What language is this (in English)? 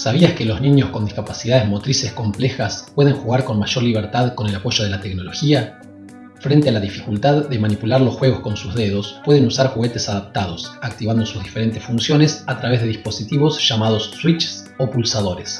Spanish